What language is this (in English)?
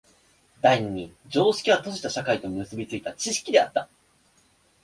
Japanese